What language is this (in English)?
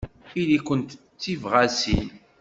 Kabyle